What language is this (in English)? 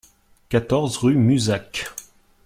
French